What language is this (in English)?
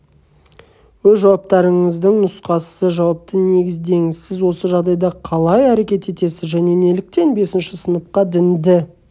Kazakh